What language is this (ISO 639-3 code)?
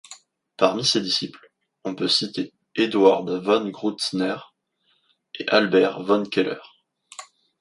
fra